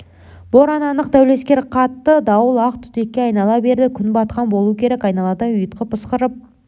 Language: Kazakh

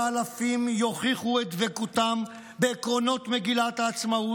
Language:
Hebrew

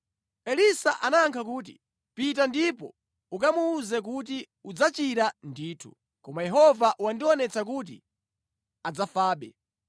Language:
Nyanja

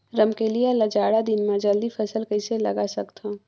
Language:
Chhattisgarhi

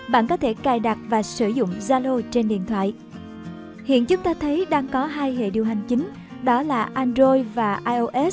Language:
Vietnamese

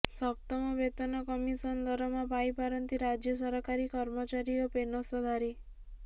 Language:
Odia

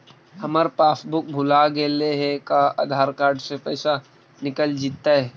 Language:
Magahi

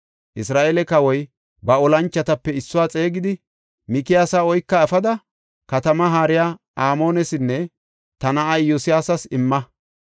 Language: Gofa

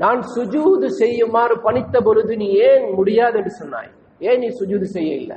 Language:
Hindi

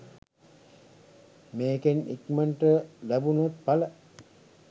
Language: Sinhala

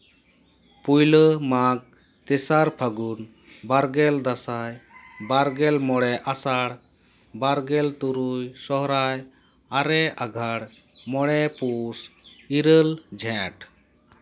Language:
Santali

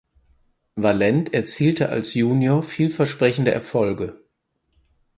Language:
German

